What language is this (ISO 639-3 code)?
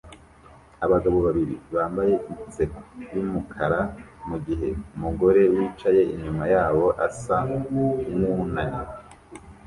kin